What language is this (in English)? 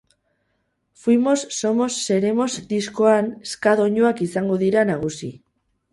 Basque